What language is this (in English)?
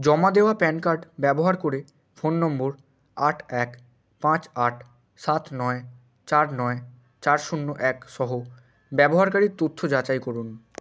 Bangla